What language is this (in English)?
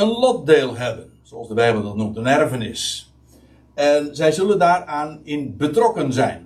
Dutch